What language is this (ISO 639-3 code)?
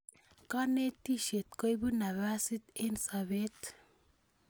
kln